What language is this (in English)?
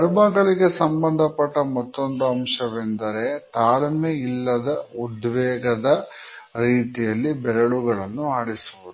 Kannada